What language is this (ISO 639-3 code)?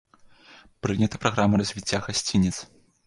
bel